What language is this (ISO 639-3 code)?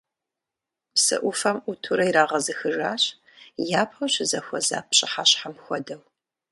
kbd